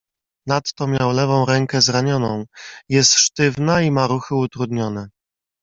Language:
Polish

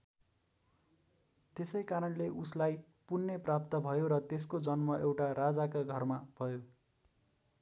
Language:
Nepali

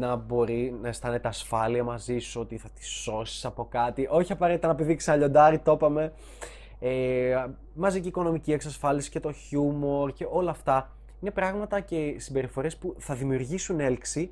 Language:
Greek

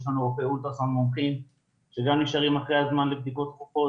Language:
Hebrew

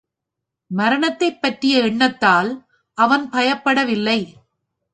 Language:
Tamil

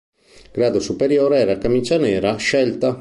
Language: Italian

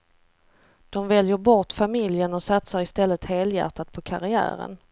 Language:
Swedish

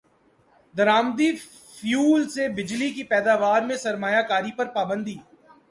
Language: Urdu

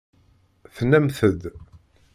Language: Kabyle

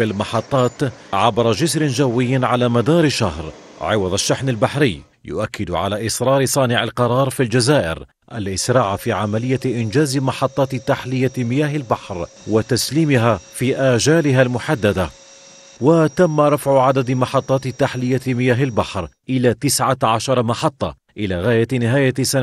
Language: Arabic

